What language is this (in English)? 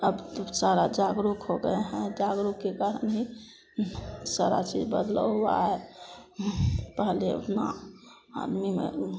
Hindi